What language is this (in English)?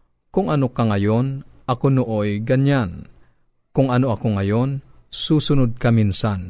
Filipino